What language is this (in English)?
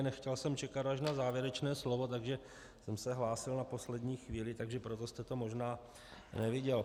Czech